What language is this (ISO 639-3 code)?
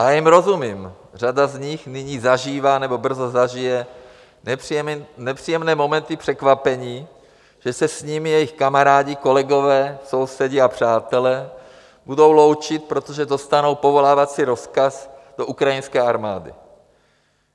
ces